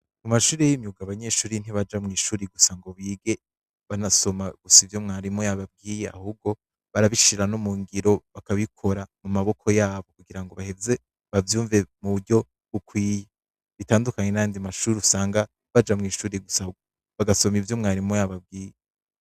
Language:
Rundi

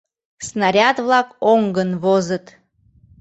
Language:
Mari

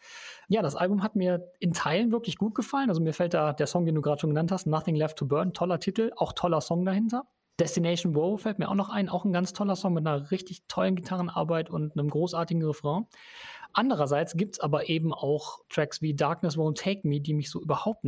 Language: German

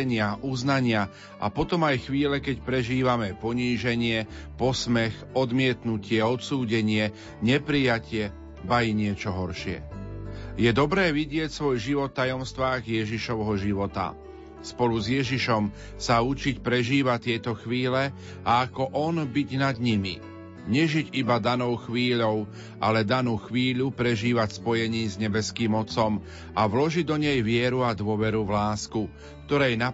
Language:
Slovak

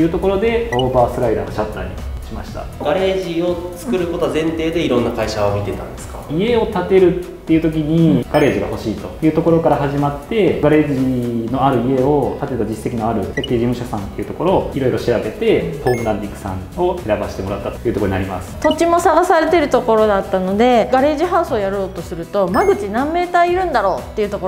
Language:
Japanese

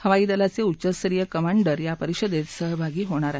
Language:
Marathi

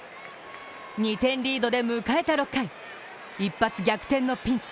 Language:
Japanese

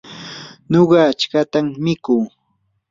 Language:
Yanahuanca Pasco Quechua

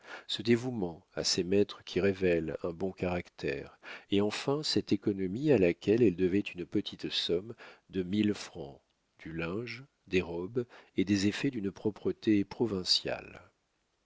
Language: French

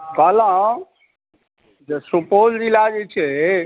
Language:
Maithili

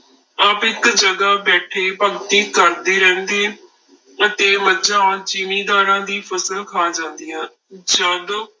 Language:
Punjabi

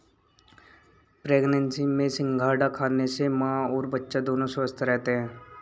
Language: Hindi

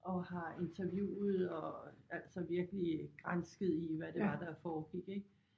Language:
Danish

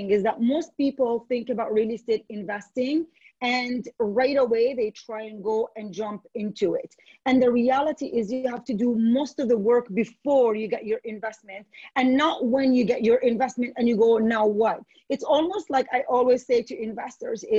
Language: English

